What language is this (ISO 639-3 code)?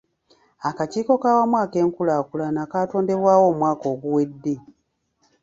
lug